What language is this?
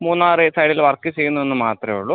Malayalam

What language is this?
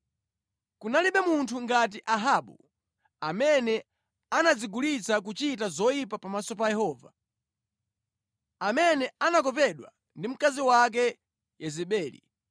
Nyanja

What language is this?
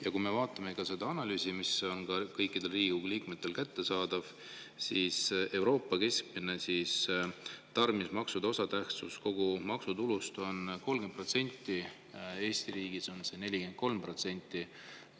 Estonian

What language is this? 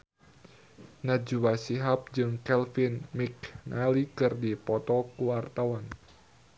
Sundanese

